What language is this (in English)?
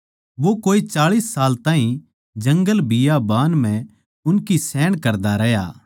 Haryanvi